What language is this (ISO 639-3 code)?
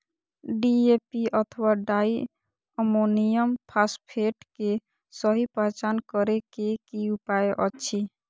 mai